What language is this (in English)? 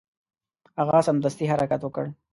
Pashto